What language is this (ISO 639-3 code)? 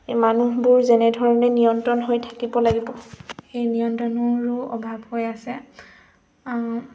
asm